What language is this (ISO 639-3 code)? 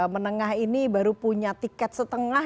ind